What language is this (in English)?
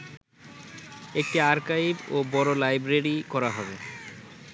Bangla